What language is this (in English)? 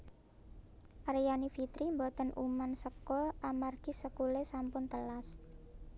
Javanese